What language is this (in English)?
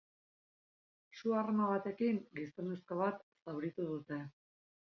Basque